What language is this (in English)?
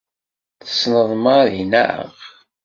Kabyle